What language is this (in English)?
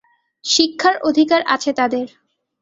Bangla